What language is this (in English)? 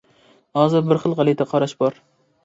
Uyghur